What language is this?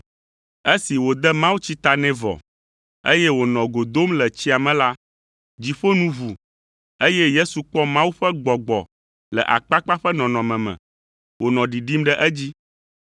Ewe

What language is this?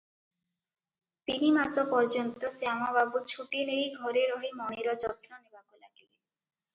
Odia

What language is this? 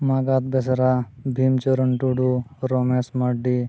Santali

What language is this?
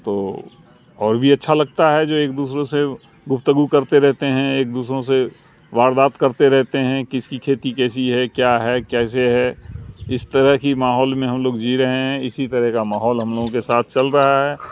Urdu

